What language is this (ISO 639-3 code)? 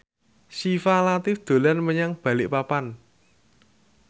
jav